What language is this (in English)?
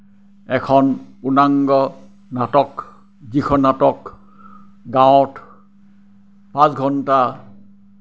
Assamese